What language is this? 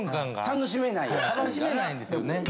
Japanese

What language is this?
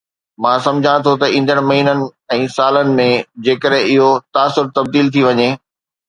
Sindhi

